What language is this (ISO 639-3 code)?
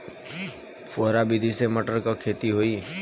bho